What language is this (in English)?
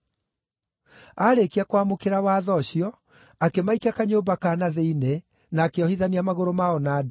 Kikuyu